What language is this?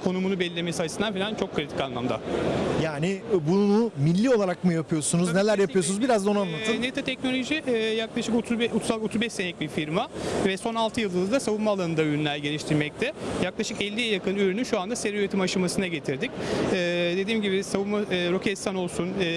Turkish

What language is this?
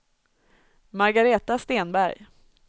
Swedish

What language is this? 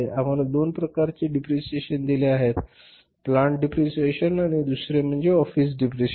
Marathi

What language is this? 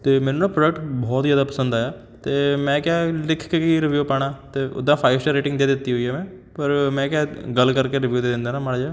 Punjabi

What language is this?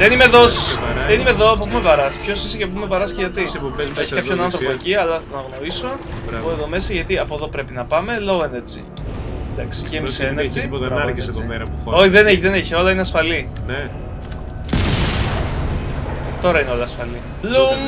Greek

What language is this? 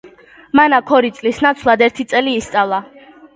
Georgian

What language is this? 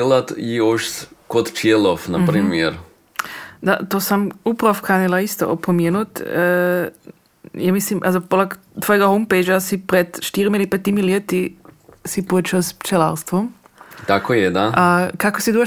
Croatian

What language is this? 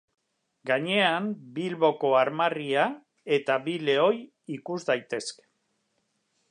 Basque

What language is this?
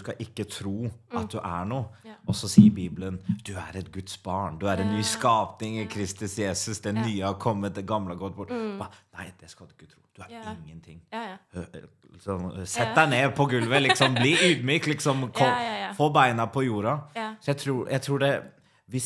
Norwegian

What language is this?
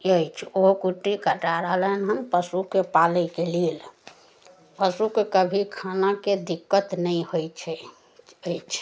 Maithili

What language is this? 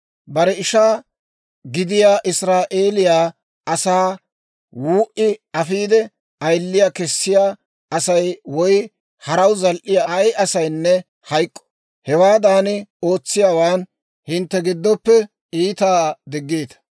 Dawro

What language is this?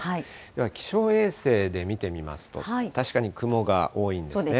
Japanese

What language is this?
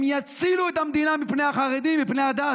Hebrew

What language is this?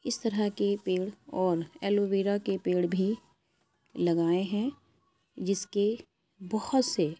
Urdu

